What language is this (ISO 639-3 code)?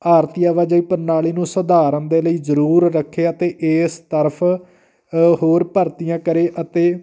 pan